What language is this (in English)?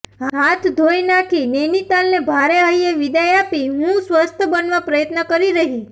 Gujarati